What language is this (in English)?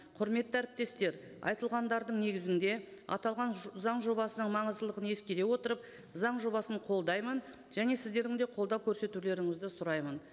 Kazakh